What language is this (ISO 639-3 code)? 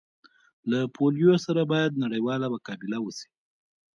pus